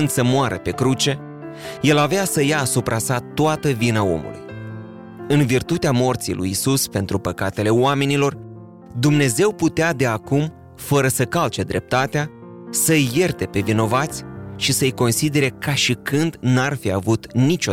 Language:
Romanian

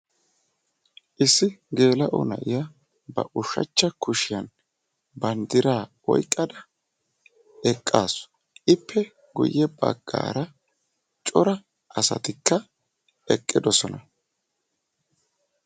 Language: Wolaytta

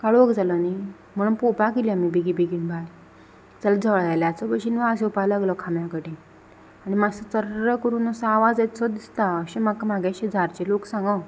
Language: Konkani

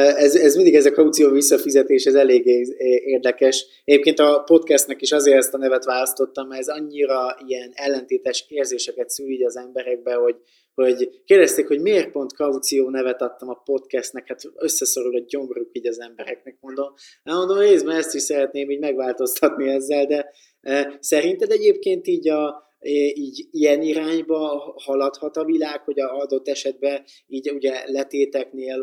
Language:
Hungarian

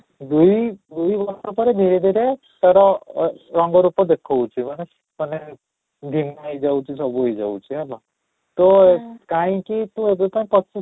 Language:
Odia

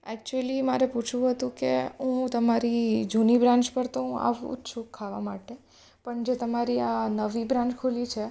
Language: Gujarati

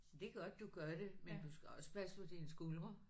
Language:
Danish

